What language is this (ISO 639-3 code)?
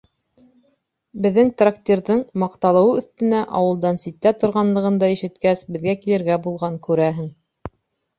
bak